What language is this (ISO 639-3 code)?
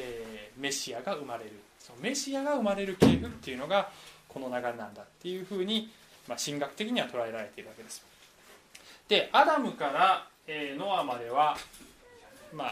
jpn